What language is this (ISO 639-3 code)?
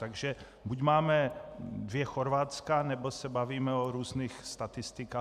ces